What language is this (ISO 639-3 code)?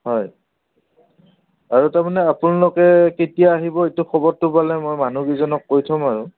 asm